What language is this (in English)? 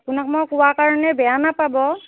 Assamese